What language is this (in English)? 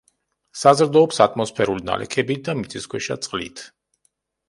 Georgian